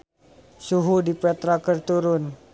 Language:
Sundanese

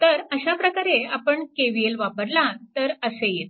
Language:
Marathi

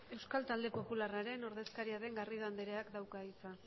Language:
Basque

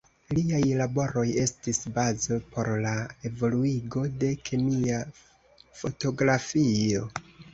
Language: Esperanto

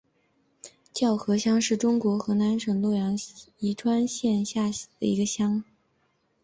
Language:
Chinese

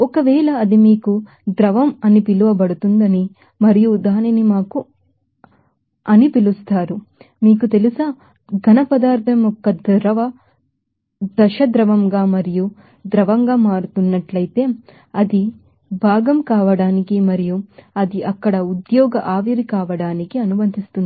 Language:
Telugu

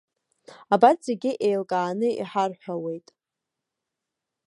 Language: Abkhazian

